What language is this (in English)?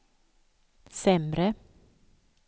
Swedish